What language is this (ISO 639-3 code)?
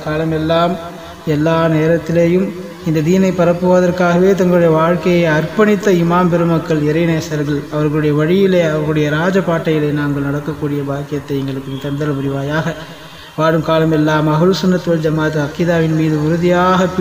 ind